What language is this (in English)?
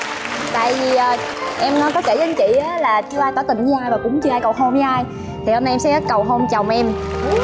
Vietnamese